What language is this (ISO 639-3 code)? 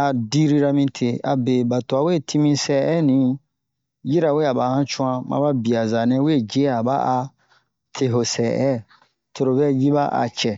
bmq